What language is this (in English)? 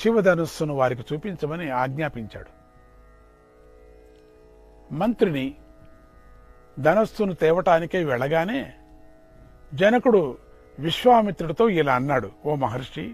Indonesian